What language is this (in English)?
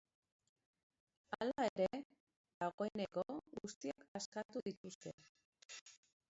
Basque